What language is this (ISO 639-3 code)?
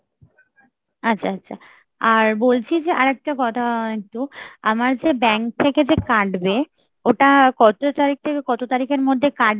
ben